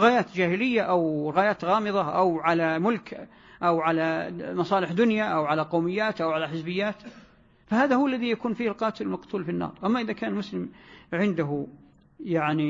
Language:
Arabic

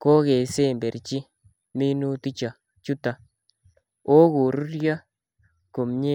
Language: Kalenjin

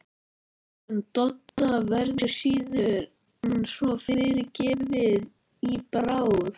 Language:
Icelandic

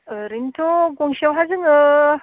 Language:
Bodo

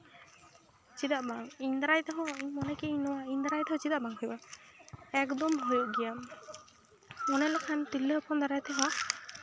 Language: Santali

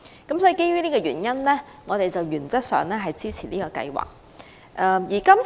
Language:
Cantonese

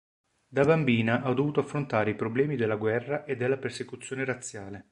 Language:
Italian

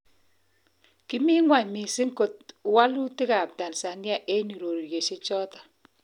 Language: Kalenjin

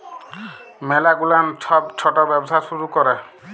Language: Bangla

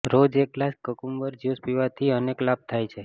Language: Gujarati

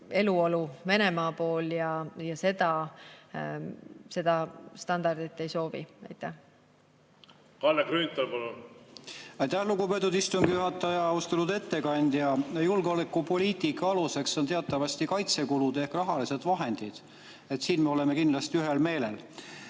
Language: Estonian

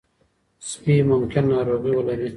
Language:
Pashto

